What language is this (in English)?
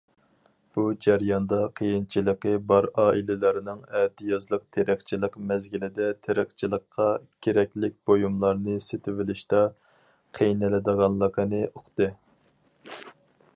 Uyghur